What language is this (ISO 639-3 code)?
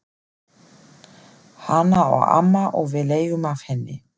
isl